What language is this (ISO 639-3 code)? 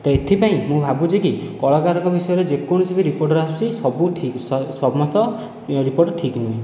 ori